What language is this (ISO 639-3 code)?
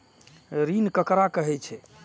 mai